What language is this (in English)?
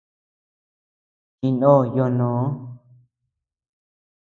Tepeuxila Cuicatec